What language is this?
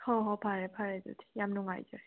Manipuri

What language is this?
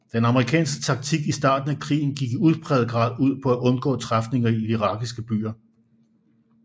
Danish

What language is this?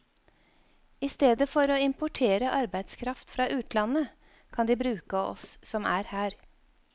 Norwegian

